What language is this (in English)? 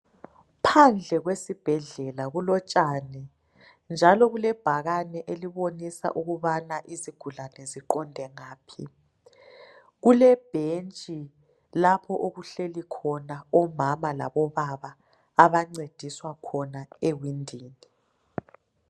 North Ndebele